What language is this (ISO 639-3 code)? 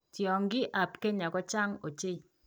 kln